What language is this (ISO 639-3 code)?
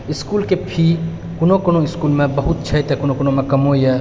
mai